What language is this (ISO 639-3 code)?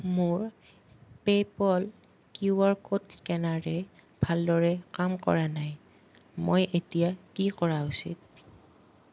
asm